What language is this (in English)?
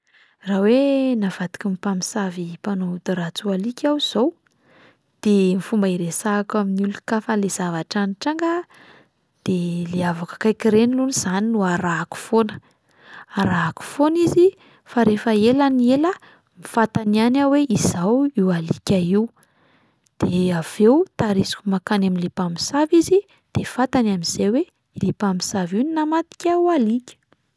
Malagasy